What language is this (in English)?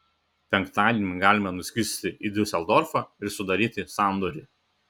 Lithuanian